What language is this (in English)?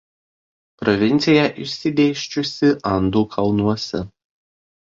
Lithuanian